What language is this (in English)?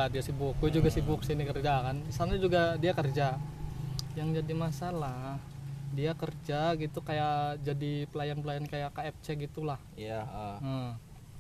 Indonesian